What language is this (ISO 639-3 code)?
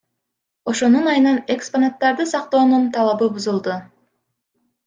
kir